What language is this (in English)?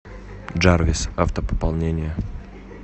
Russian